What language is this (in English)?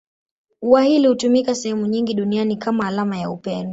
Swahili